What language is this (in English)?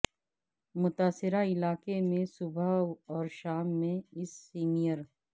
Urdu